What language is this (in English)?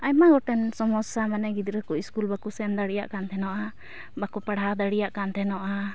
Santali